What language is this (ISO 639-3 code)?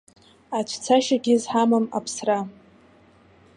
abk